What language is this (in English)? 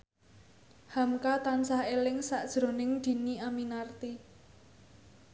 Javanese